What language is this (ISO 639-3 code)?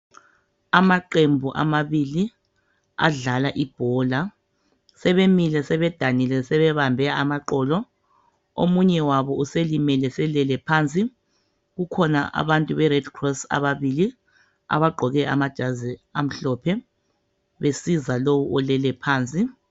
nde